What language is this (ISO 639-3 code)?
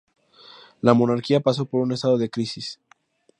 spa